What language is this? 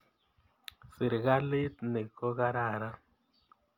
Kalenjin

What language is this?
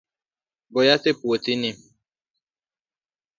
Luo (Kenya and Tanzania)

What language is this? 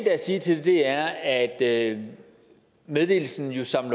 Danish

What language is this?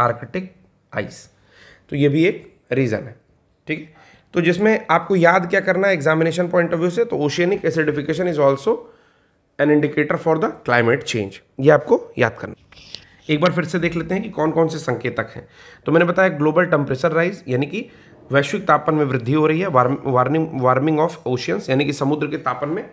Hindi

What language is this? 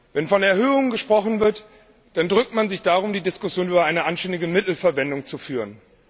German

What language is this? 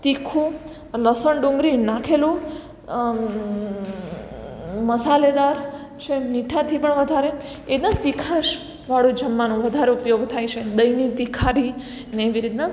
Gujarati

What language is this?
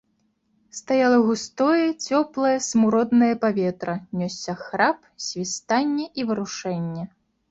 Belarusian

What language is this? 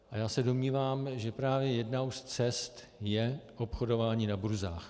Czech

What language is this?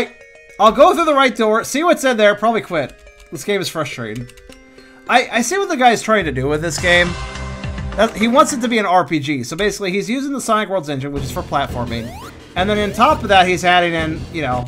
English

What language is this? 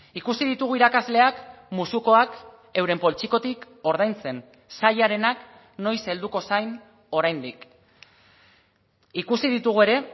Basque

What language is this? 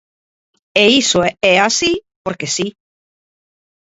Galician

